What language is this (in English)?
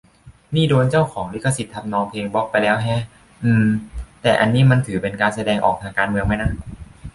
Thai